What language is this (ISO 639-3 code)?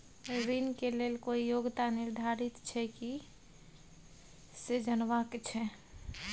mai